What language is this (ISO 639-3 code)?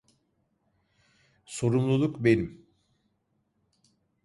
tur